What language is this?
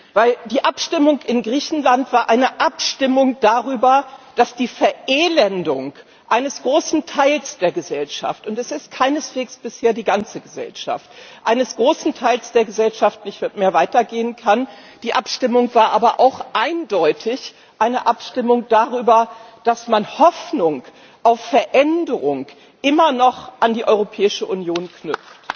German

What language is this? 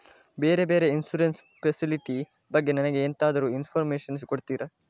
Kannada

